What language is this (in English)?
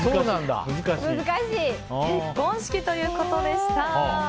Japanese